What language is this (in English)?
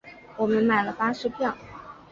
Chinese